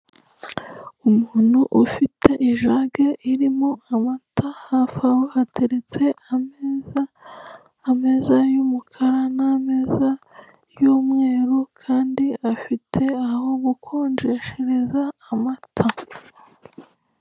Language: Kinyarwanda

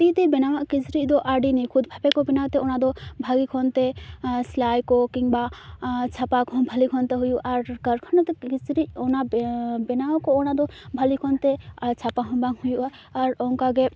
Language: Santali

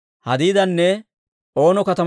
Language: Dawro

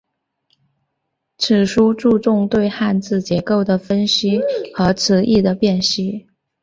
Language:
Chinese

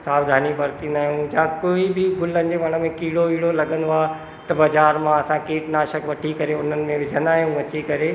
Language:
Sindhi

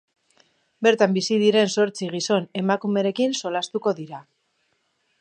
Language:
Basque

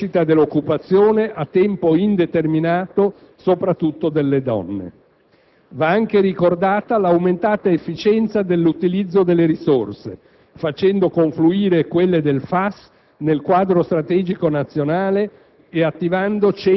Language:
Italian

